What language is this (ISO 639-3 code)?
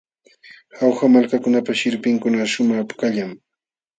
qxw